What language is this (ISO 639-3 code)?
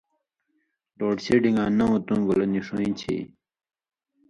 mvy